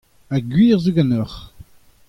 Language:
Breton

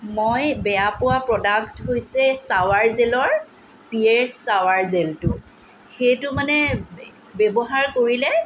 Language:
Assamese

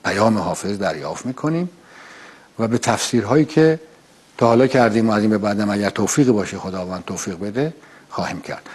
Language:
Persian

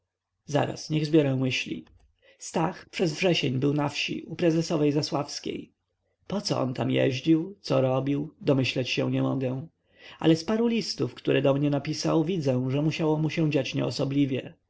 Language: Polish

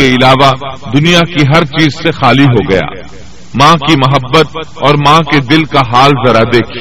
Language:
Urdu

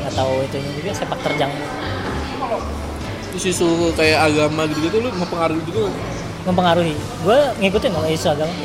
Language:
Indonesian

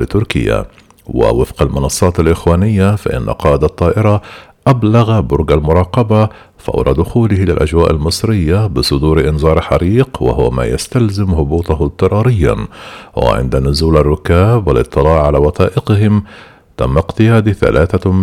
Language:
Arabic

